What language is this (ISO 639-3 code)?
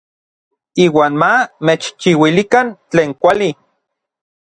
nlv